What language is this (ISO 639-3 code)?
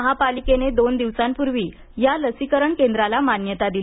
mar